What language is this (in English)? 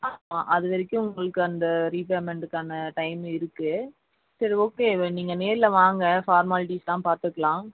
Tamil